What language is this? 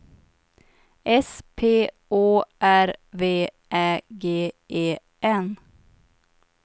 Swedish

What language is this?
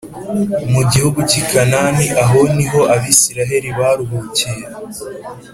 Kinyarwanda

